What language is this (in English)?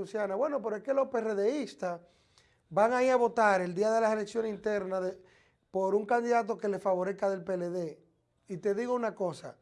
Spanish